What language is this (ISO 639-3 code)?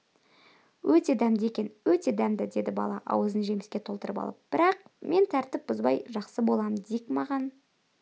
kaz